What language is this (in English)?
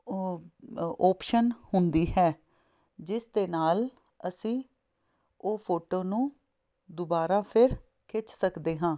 Punjabi